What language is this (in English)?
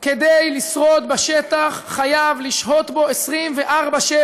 Hebrew